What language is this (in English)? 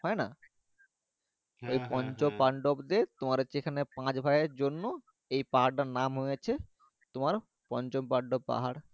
Bangla